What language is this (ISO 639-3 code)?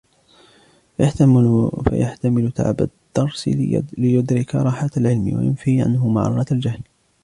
ara